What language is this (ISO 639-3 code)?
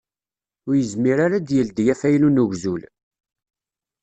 kab